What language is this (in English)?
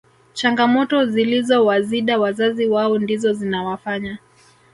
Swahili